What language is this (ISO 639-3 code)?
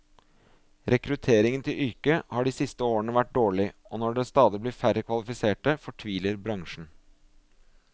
nor